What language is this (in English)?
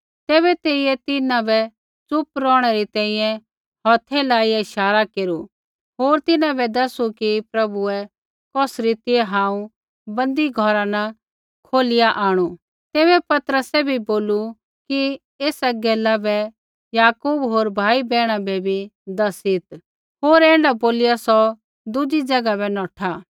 Kullu Pahari